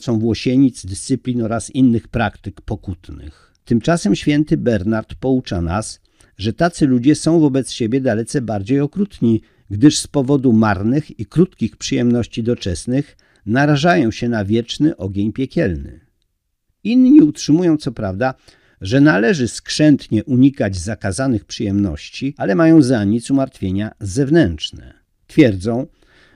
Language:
Polish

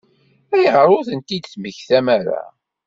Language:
Kabyle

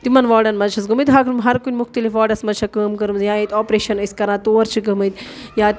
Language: Kashmiri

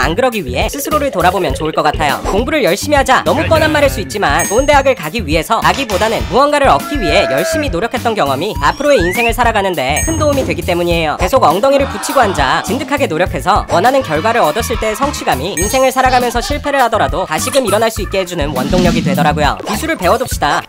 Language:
Korean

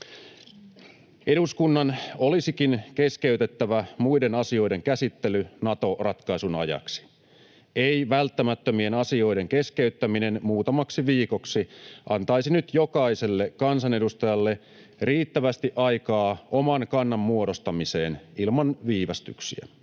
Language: Finnish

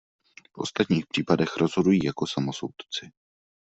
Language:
Czech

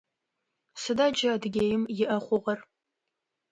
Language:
Adyghe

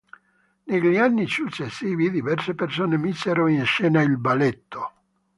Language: Italian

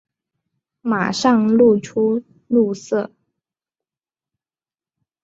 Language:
Chinese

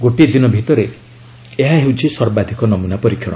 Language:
Odia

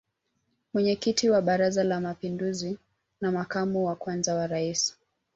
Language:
Swahili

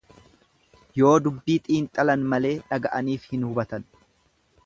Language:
Oromo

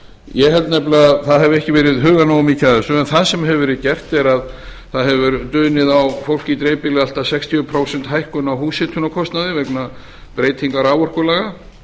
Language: Icelandic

